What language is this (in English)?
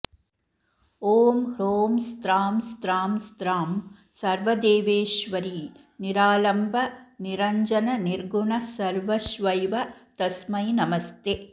Sanskrit